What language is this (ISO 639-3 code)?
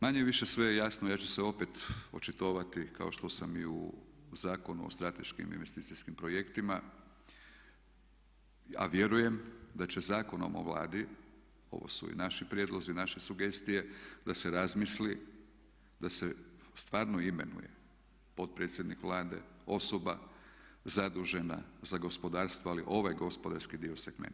hrv